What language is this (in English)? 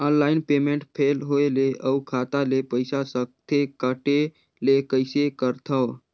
Chhattisgarhi